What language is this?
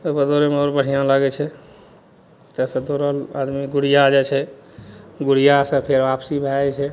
Maithili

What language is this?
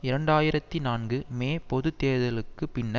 Tamil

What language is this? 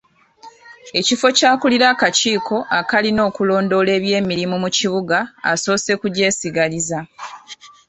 Ganda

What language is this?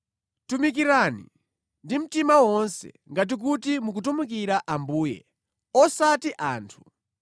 Nyanja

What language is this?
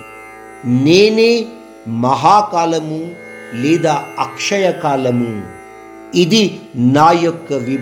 Hindi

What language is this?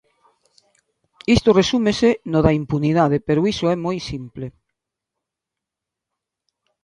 Galician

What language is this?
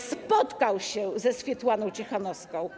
Polish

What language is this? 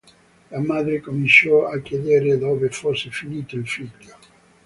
Italian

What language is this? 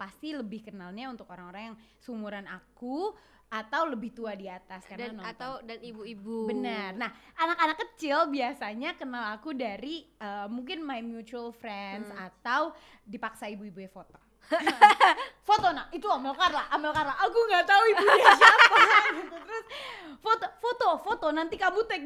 Indonesian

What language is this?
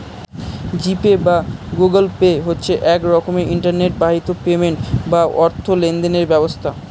Bangla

